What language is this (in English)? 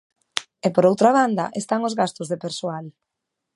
Galician